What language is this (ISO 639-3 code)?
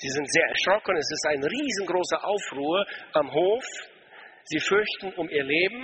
deu